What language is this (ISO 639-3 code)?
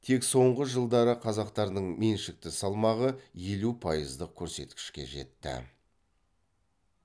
kaz